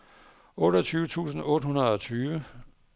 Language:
Danish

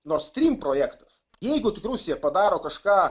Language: Lithuanian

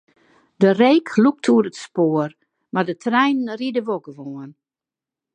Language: Western Frisian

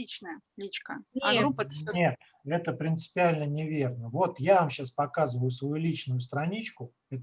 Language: Russian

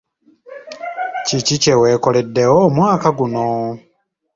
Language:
Ganda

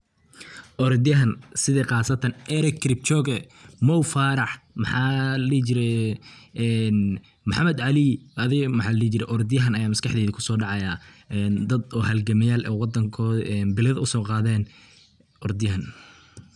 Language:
Somali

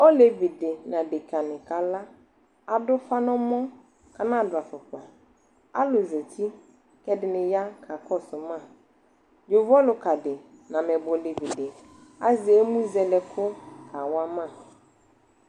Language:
Ikposo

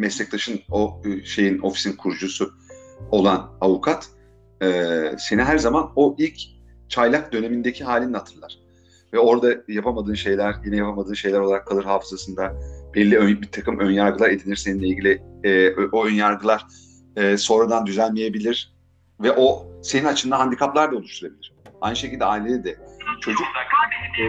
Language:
Turkish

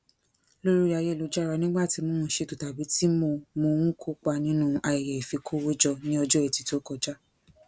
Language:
Yoruba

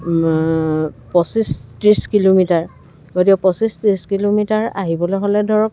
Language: Assamese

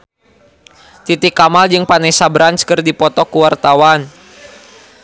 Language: Sundanese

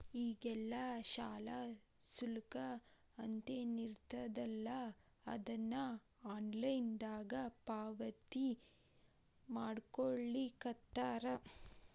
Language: Kannada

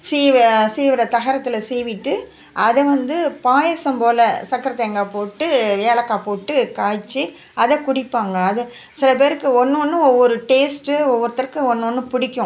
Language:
Tamil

